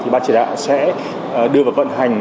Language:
Vietnamese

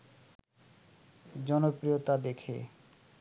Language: Bangla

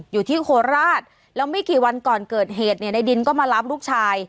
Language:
Thai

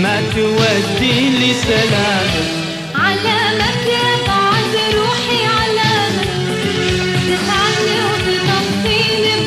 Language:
Arabic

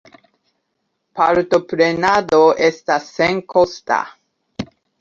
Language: Esperanto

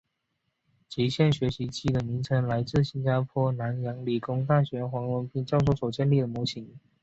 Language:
Chinese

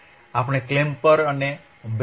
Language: Gujarati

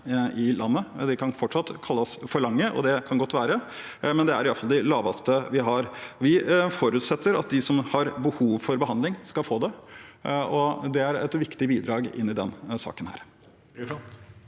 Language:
Norwegian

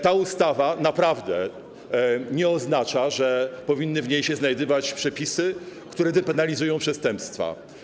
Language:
Polish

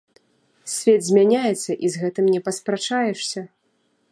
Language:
Belarusian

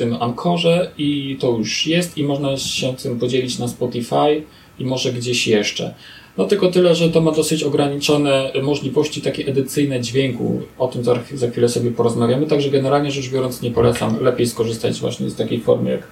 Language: Polish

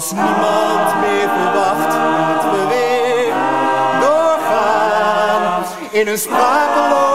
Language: Dutch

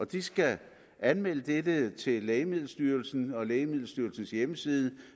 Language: Danish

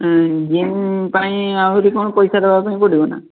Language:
Odia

